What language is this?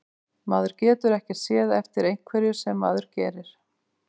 Icelandic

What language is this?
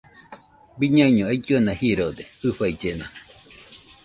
Nüpode Huitoto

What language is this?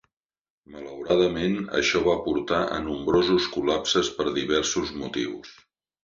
Catalan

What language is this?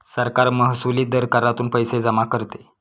Marathi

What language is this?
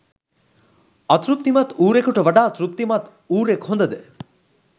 Sinhala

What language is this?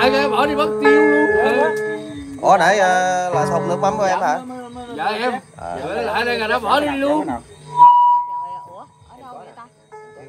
Vietnamese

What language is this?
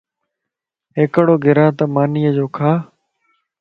Lasi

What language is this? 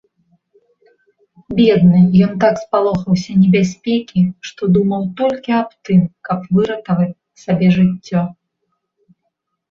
Belarusian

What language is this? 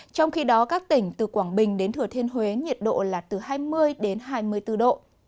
Vietnamese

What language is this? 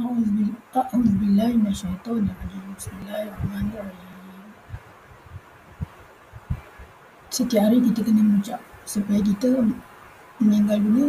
Malay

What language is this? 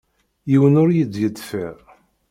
Kabyle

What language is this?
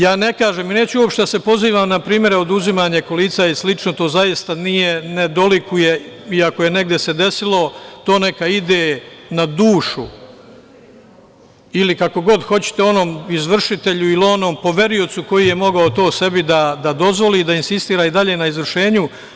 Serbian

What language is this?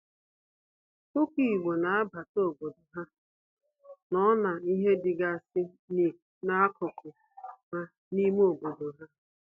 Igbo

